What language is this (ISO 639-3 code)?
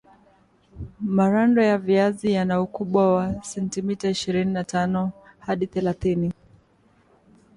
swa